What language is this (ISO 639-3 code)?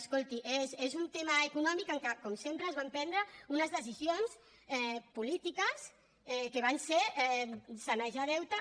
cat